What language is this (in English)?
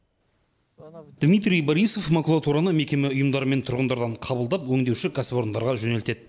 Kazakh